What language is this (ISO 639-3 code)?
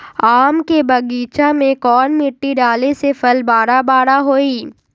mag